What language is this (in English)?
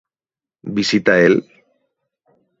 Spanish